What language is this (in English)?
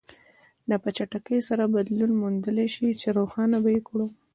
Pashto